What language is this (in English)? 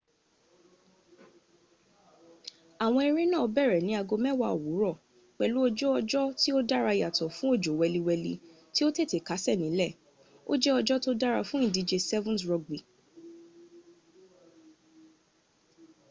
Yoruba